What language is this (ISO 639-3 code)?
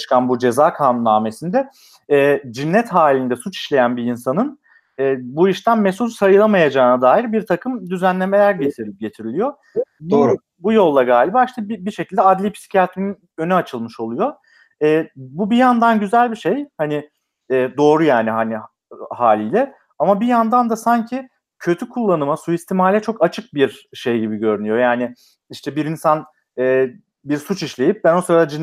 tur